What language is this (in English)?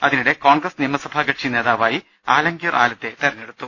Malayalam